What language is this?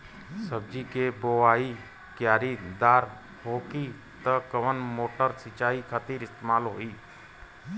Bhojpuri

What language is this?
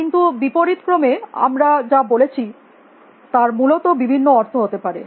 Bangla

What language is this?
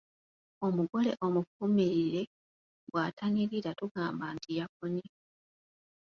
Ganda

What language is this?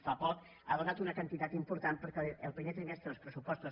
Catalan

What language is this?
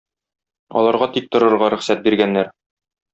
Tatar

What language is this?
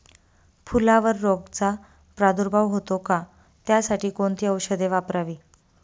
Marathi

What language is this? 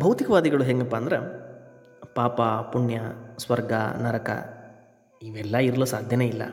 Kannada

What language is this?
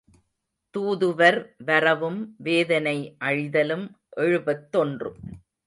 Tamil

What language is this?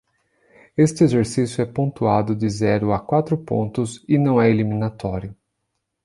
Portuguese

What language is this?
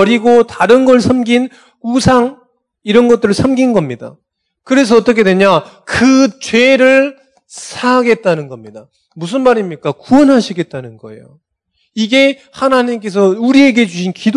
Korean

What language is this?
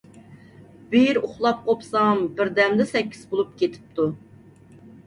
Uyghur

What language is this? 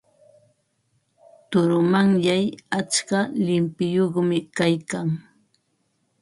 Ambo-Pasco Quechua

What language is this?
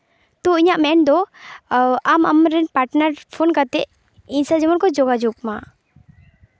Santali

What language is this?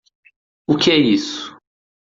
Portuguese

